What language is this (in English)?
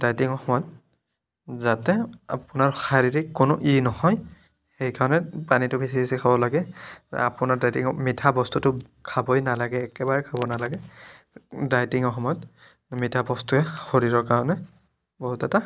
Assamese